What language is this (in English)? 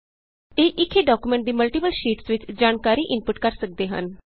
Punjabi